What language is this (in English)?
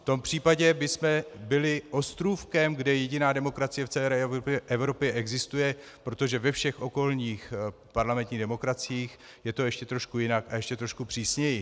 Czech